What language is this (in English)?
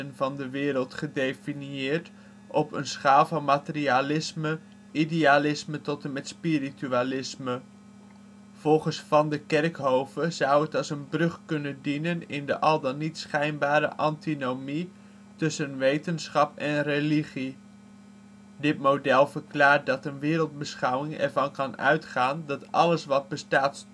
Dutch